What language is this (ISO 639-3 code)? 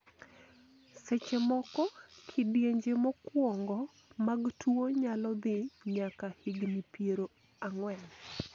luo